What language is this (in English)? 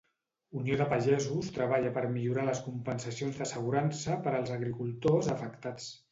Catalan